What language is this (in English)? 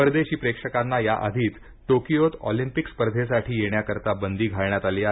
Marathi